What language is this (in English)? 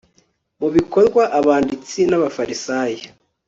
Kinyarwanda